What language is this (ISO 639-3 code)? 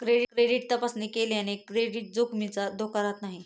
mar